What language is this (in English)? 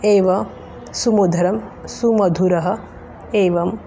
Sanskrit